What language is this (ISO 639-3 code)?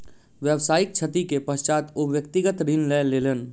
mai